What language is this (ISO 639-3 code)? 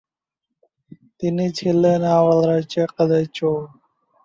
ben